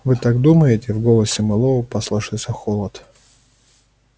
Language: Russian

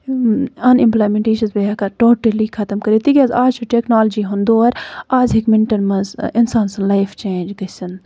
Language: Kashmiri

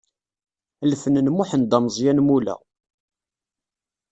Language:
Kabyle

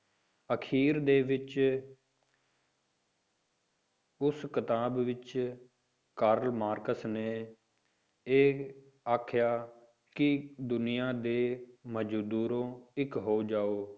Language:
Punjabi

